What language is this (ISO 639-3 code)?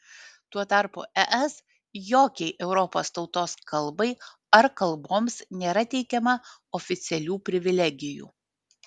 lit